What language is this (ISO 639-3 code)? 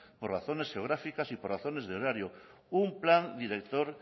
spa